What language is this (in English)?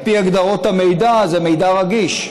Hebrew